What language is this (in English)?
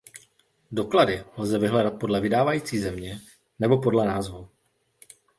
Czech